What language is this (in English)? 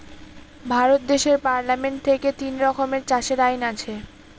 Bangla